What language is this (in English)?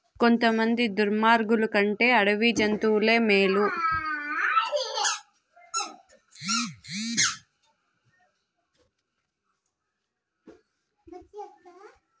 Telugu